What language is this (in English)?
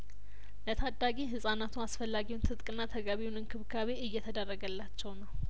Amharic